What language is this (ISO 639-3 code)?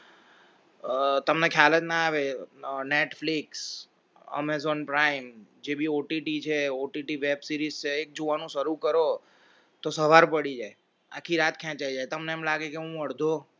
guj